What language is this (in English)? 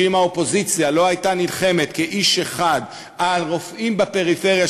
Hebrew